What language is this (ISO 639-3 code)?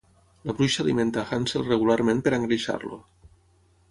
cat